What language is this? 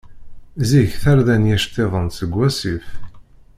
Kabyle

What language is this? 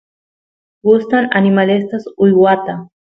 Santiago del Estero Quichua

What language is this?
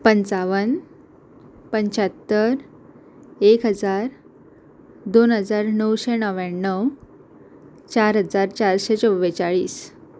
Konkani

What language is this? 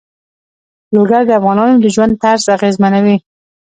Pashto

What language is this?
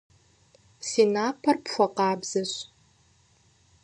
Kabardian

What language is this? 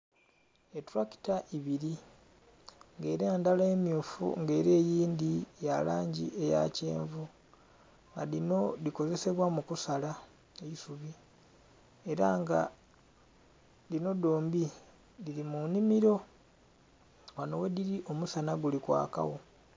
Soga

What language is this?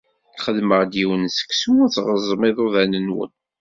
Kabyle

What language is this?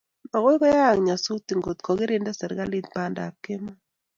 Kalenjin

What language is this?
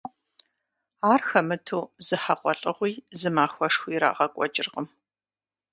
Kabardian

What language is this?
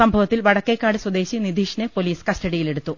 Malayalam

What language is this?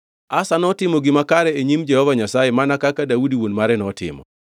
Luo (Kenya and Tanzania)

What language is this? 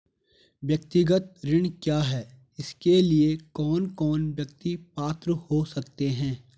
Hindi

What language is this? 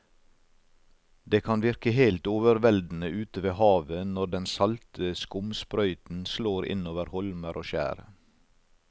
Norwegian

